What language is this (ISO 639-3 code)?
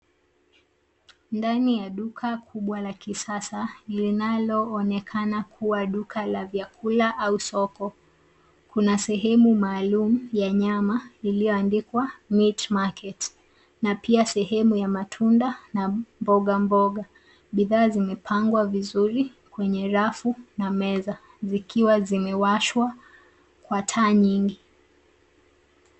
swa